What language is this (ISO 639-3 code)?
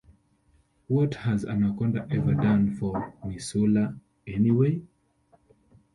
eng